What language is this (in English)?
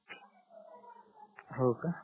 Marathi